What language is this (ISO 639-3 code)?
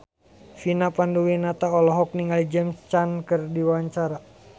sun